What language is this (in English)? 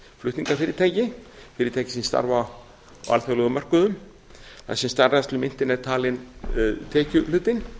Icelandic